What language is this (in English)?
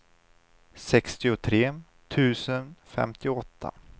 Swedish